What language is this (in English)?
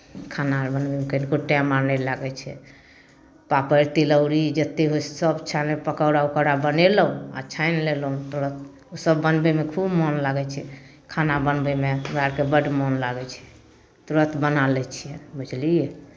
Maithili